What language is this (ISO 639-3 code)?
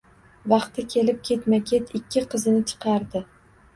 uzb